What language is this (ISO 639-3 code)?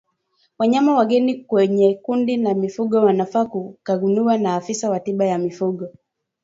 swa